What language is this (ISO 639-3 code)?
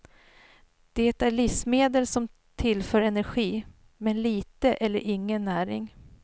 swe